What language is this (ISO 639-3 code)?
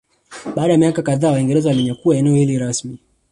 swa